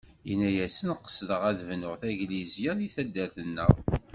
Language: Kabyle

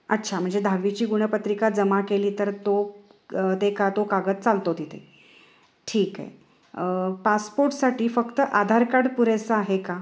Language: Marathi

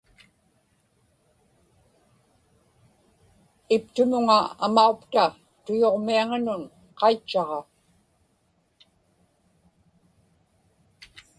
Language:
Inupiaq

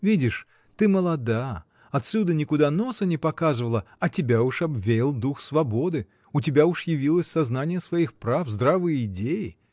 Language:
Russian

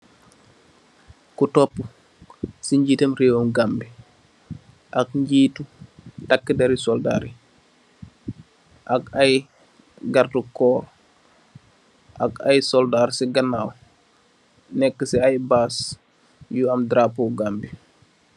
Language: Wolof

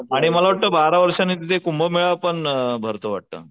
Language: Marathi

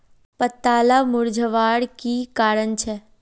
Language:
Magahi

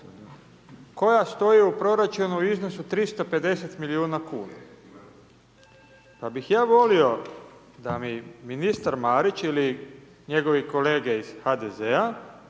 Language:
Croatian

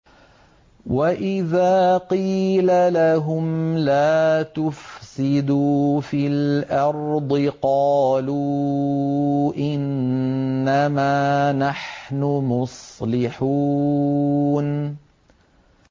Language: Arabic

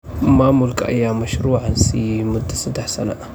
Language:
Somali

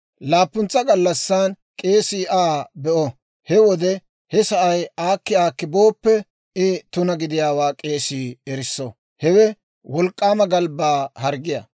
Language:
Dawro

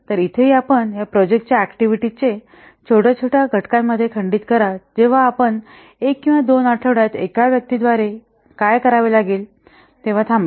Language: Marathi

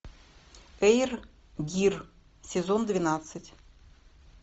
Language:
Russian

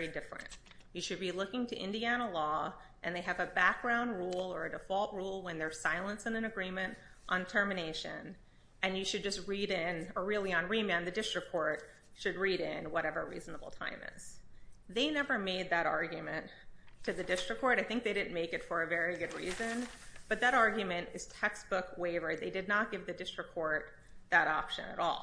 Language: English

